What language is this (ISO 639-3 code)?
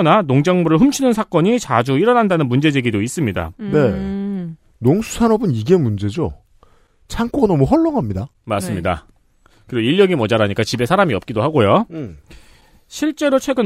kor